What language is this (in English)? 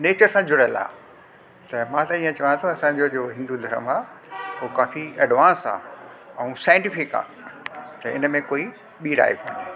Sindhi